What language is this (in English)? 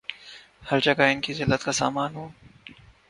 Urdu